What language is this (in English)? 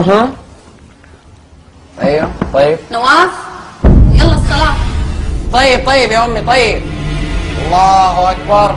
Arabic